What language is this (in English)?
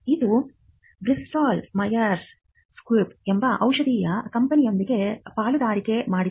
Kannada